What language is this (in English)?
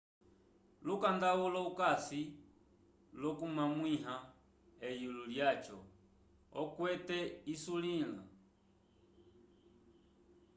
Umbundu